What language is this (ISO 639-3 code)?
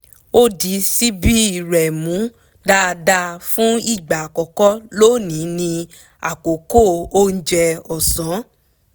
yor